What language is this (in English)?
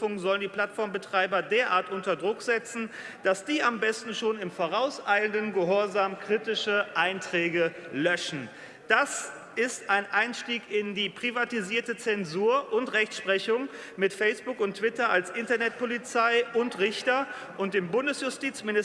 German